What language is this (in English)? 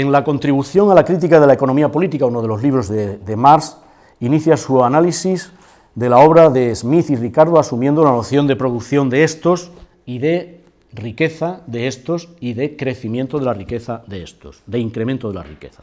Spanish